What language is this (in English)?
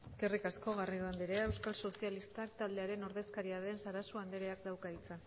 Basque